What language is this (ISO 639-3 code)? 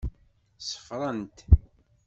kab